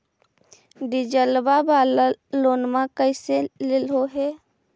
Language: Magahi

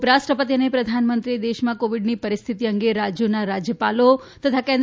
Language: Gujarati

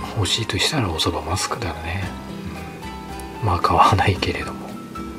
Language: Japanese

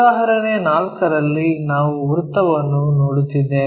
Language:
Kannada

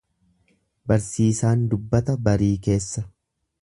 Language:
Oromo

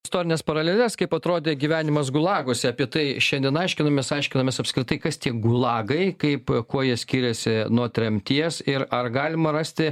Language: Lithuanian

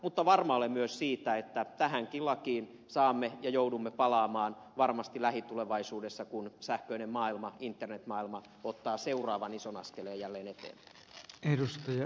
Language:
Finnish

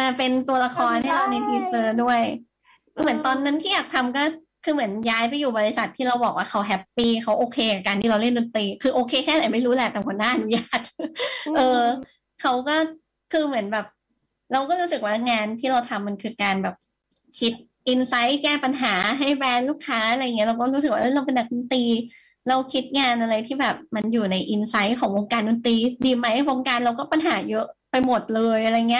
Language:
Thai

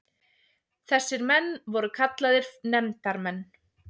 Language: Icelandic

